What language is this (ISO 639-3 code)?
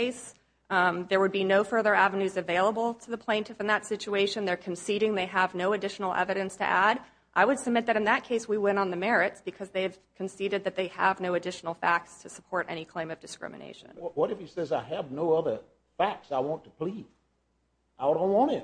eng